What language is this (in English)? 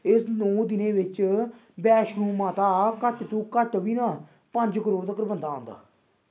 Dogri